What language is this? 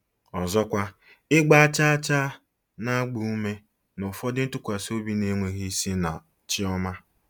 Igbo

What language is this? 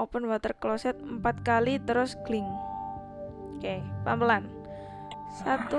Indonesian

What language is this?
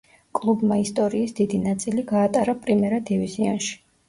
Georgian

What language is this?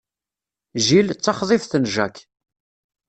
Kabyle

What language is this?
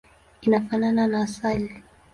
Swahili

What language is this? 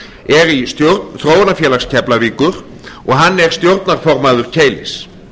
Icelandic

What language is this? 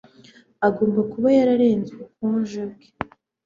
Kinyarwanda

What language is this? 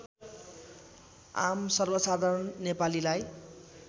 Nepali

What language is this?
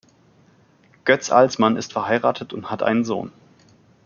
German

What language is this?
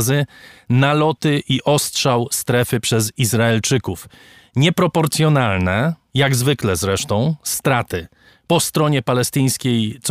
Polish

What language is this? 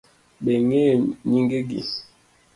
Luo (Kenya and Tanzania)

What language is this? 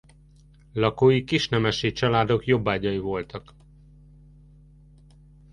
Hungarian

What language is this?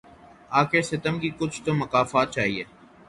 Urdu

